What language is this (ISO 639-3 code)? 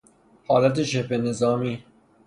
fas